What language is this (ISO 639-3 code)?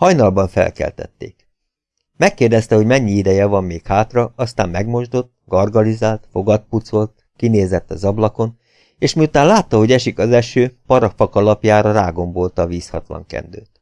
hun